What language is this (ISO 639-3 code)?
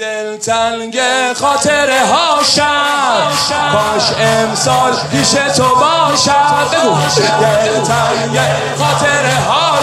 fas